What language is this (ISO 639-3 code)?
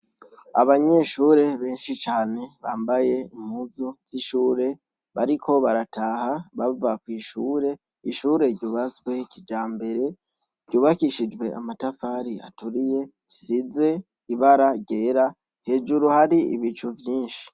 run